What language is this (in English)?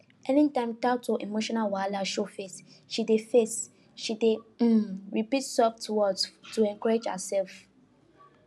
Nigerian Pidgin